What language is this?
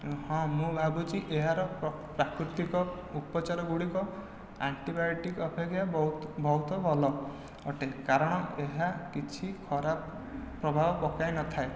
Odia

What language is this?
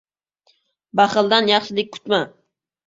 Uzbek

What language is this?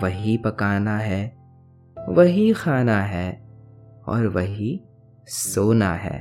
Hindi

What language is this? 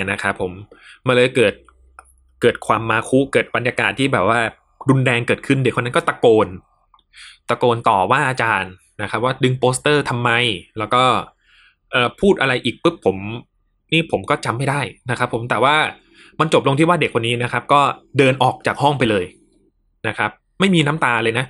Thai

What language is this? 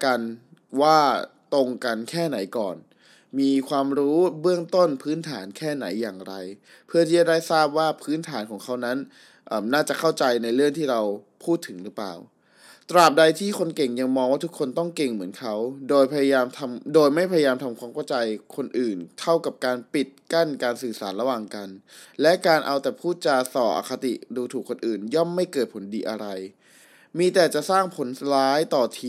Thai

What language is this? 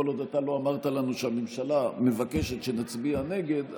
Hebrew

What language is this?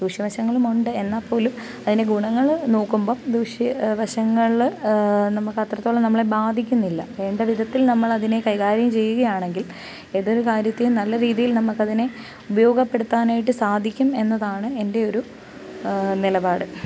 Malayalam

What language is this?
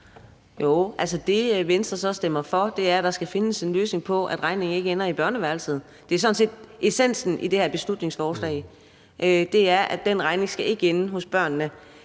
Danish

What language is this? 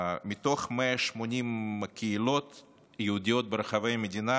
Hebrew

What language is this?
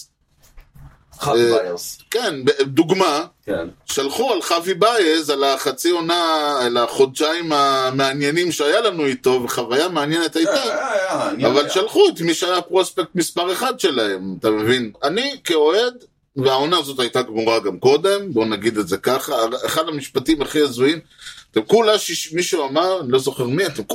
Hebrew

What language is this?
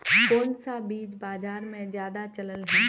Magahi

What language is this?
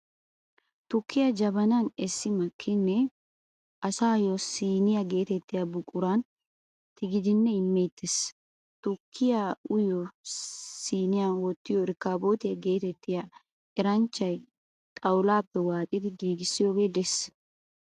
Wolaytta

